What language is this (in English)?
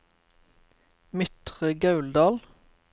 Norwegian